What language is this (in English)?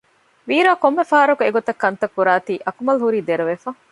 Divehi